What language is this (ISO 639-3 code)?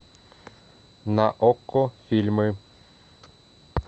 rus